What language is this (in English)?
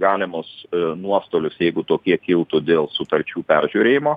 Lithuanian